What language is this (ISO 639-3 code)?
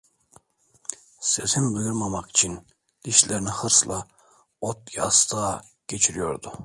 tur